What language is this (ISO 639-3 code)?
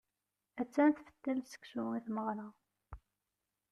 kab